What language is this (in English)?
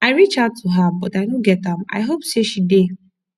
Nigerian Pidgin